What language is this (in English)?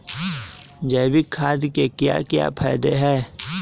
Magahi